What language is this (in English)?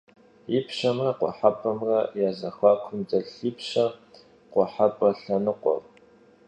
Kabardian